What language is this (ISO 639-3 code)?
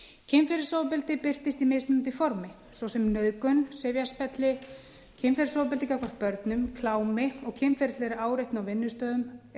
isl